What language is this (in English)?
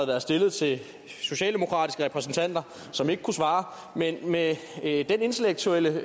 Danish